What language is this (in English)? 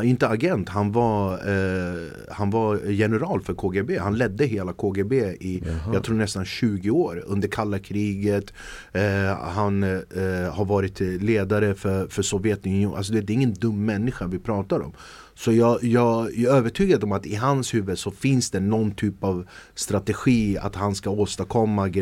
Swedish